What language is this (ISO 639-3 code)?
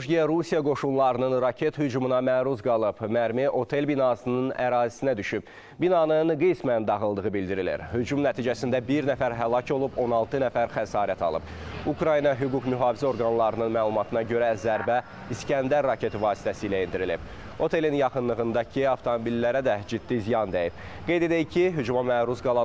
tur